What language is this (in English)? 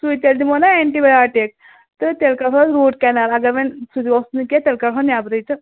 Kashmiri